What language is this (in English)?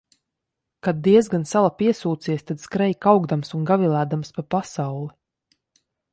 Latvian